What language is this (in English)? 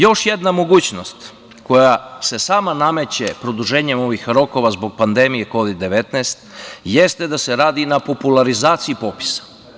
Serbian